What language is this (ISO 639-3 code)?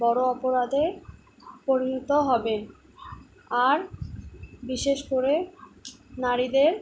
ben